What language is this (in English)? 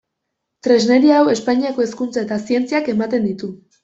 Basque